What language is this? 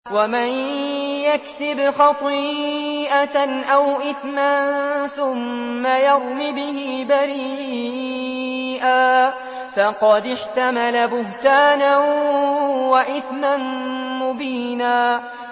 Arabic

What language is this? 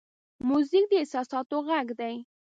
Pashto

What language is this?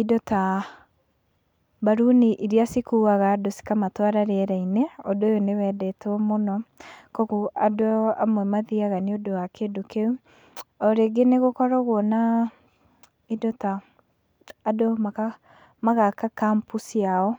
Kikuyu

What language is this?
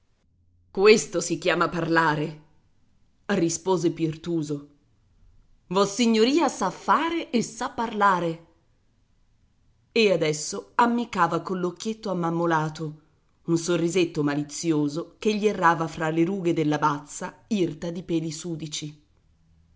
Italian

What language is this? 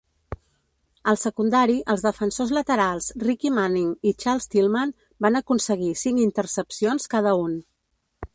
Catalan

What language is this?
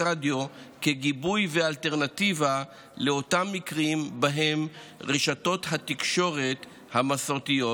Hebrew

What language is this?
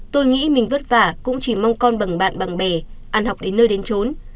Vietnamese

